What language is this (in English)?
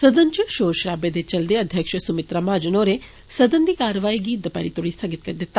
Dogri